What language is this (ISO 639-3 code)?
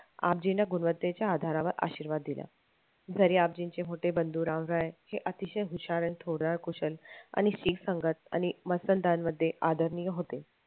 mar